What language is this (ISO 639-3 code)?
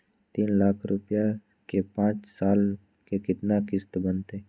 mag